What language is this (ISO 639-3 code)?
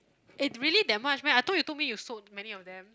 eng